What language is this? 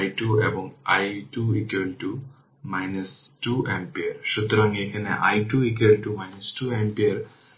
Bangla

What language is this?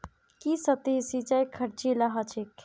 Magahi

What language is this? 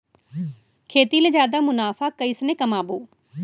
Chhattisgarhi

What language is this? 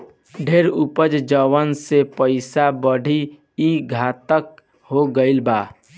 Bhojpuri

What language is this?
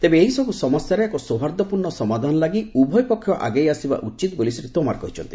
Odia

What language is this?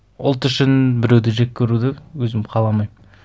Kazakh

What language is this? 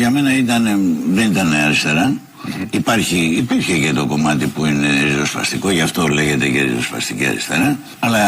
Greek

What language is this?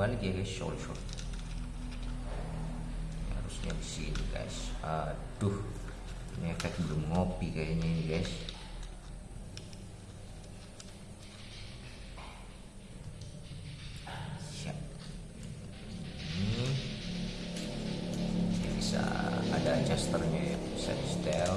Indonesian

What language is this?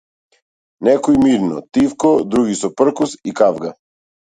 Macedonian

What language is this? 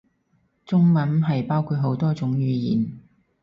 Cantonese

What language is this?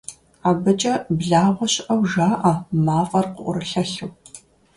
Kabardian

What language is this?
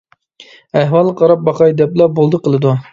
Uyghur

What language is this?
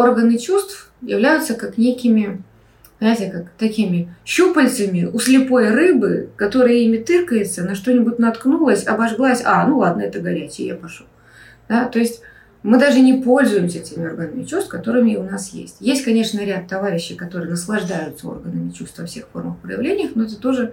Russian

